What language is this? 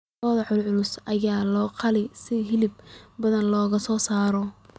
Somali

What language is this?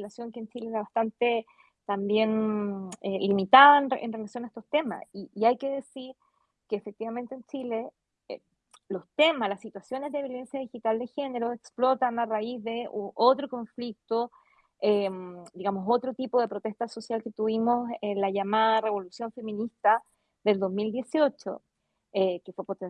Spanish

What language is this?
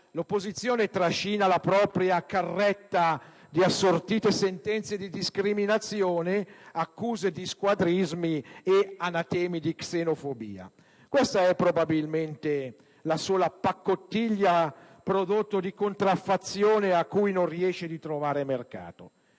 Italian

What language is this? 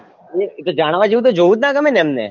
Gujarati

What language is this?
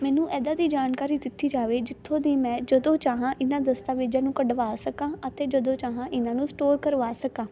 Punjabi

